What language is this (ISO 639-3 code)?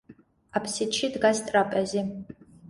kat